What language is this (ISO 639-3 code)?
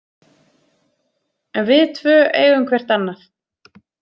isl